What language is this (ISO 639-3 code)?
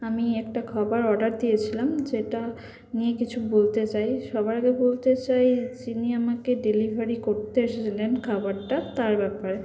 ben